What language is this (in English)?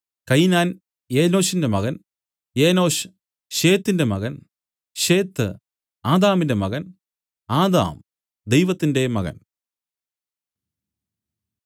Malayalam